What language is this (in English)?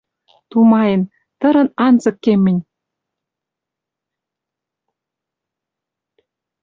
Western Mari